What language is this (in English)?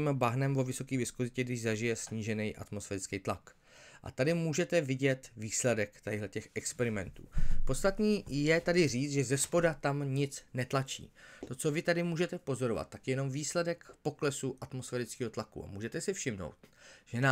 Czech